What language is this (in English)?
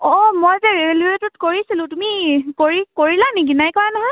Assamese